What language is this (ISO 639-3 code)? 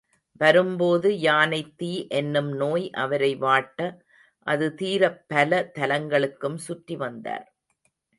tam